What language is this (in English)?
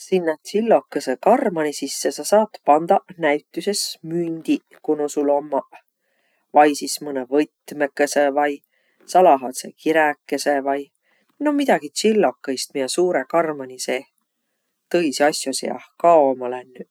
Võro